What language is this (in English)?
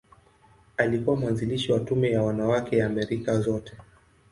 Swahili